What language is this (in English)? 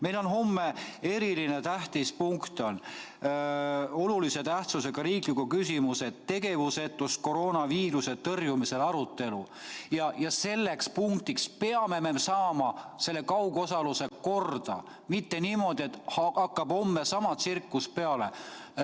Estonian